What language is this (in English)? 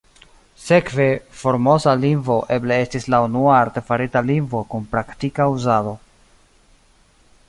Esperanto